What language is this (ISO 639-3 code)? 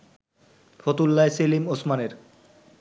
ben